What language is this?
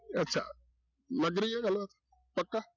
Punjabi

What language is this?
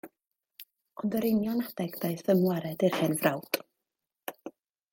Welsh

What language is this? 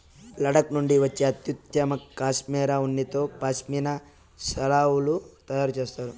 Telugu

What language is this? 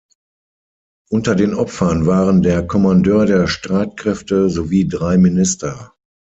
German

